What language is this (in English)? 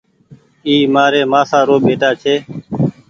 Goaria